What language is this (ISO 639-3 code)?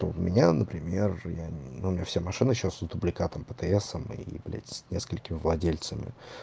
rus